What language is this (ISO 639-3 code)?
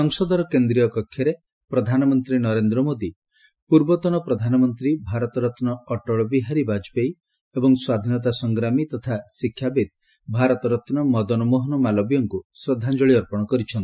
ori